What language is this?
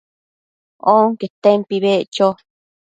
Matsés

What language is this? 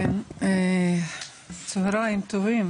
Hebrew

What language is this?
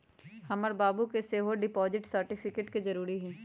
Magahi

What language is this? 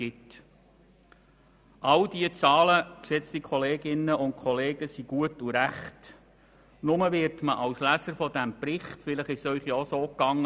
Swiss German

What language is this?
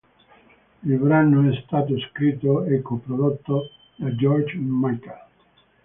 Italian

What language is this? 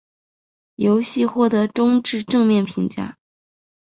Chinese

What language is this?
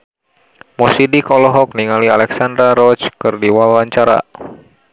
Sundanese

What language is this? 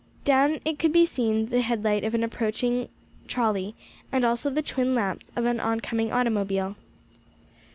English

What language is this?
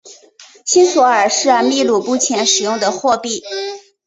Chinese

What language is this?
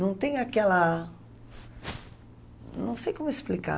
Portuguese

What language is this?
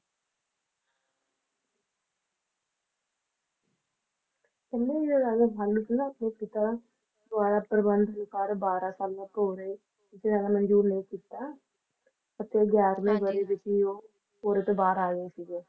Punjabi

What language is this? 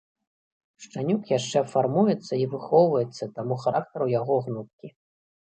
Belarusian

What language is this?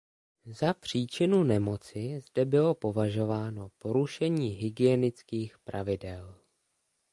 Czech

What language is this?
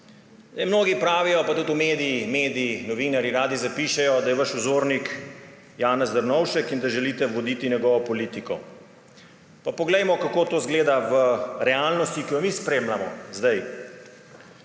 Slovenian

